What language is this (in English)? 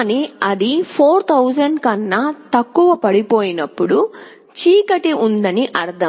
Telugu